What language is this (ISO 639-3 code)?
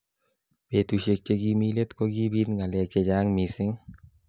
kln